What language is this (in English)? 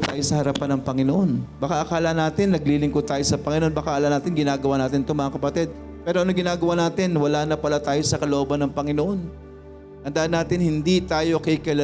Filipino